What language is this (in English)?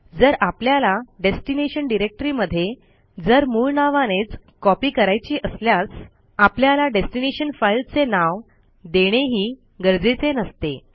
Marathi